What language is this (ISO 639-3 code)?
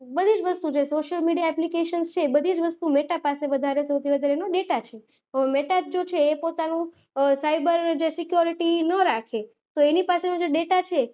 guj